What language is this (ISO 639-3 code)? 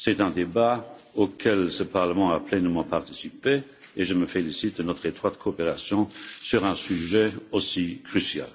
fra